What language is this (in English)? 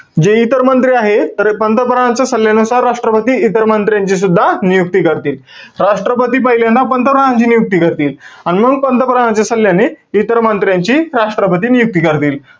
Marathi